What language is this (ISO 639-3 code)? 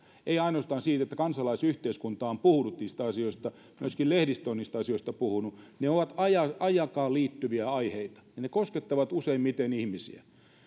fin